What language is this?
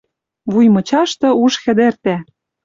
Western Mari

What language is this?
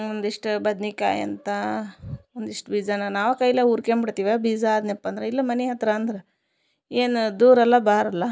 Kannada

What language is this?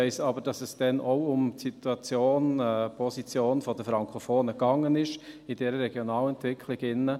Swiss German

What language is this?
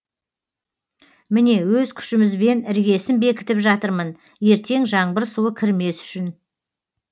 Kazakh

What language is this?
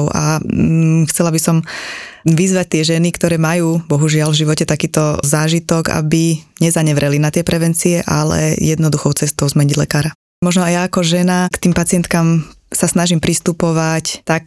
Slovak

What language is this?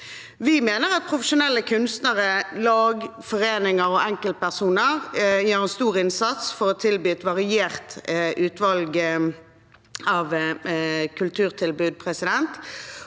Norwegian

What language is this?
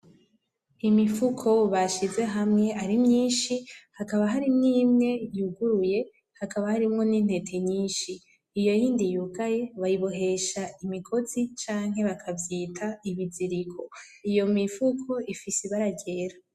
Rundi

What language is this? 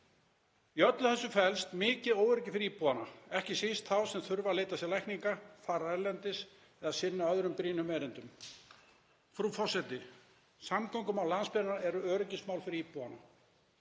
Icelandic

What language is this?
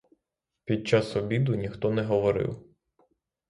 Ukrainian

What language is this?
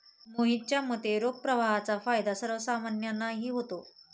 Marathi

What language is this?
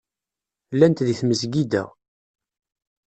Kabyle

